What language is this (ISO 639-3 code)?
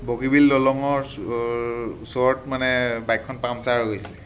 asm